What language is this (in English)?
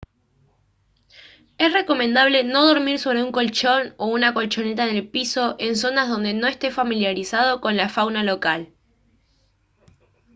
Spanish